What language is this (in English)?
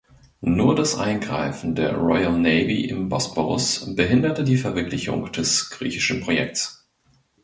German